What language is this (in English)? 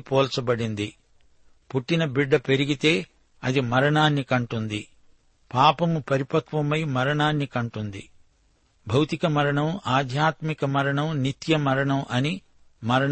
Telugu